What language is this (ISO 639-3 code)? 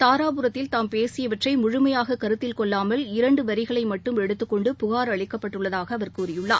tam